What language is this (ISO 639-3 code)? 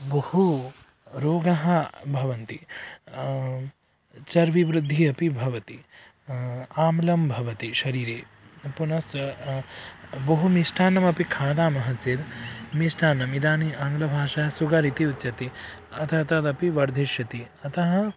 san